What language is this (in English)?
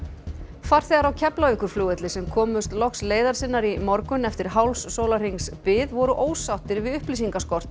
Icelandic